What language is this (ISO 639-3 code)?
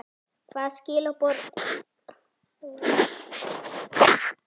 isl